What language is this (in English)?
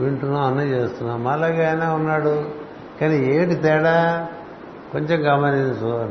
Telugu